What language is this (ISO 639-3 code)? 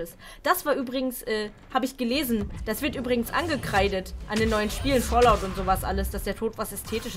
deu